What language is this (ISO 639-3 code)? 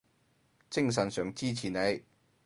yue